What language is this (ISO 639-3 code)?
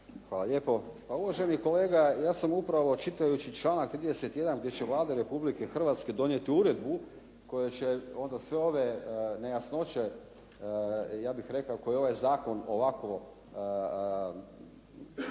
hrv